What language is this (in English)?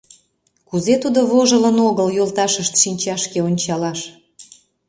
Mari